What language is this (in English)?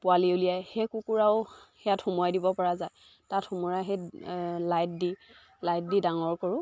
Assamese